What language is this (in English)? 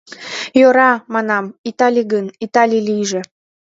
Mari